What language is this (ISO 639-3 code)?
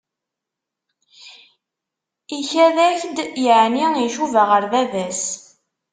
kab